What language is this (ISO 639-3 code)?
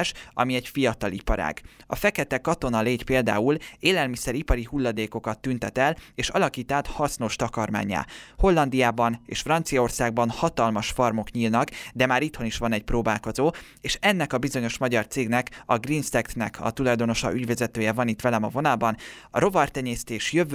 hun